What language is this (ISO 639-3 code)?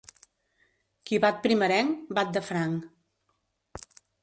cat